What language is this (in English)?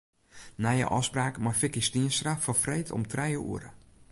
Western Frisian